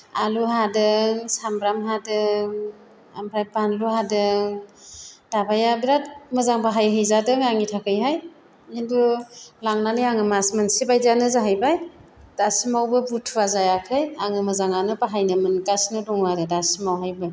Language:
Bodo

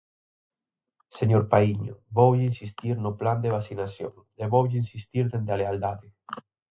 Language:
Galician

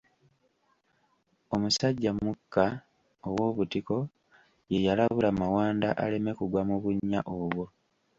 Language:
Ganda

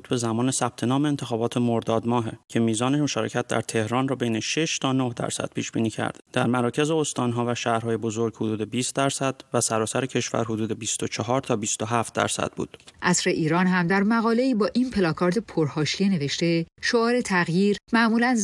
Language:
Persian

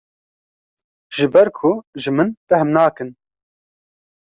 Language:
Kurdish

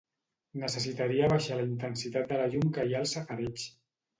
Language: Catalan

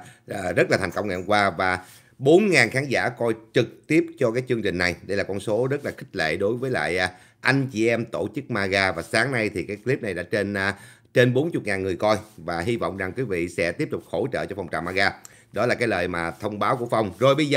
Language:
Vietnamese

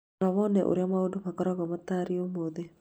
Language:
Kikuyu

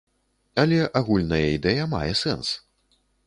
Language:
Belarusian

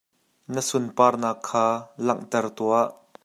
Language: Hakha Chin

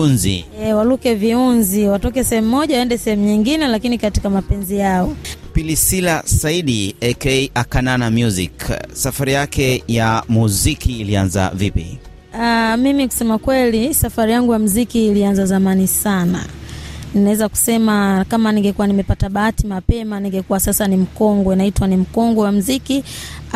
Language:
Swahili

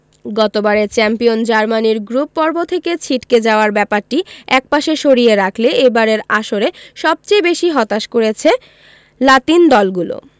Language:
Bangla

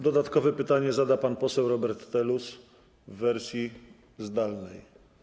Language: Polish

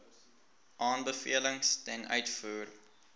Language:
Afrikaans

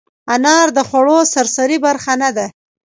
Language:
Pashto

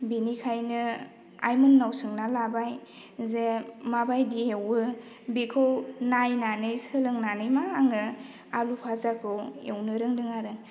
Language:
Bodo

